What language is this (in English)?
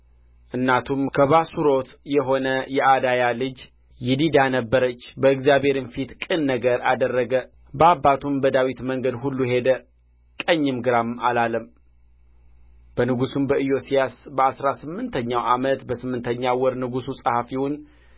Amharic